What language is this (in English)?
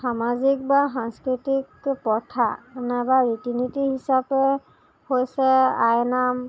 Assamese